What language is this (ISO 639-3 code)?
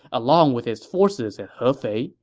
eng